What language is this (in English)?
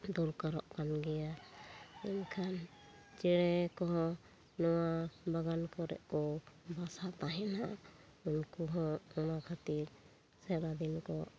Santali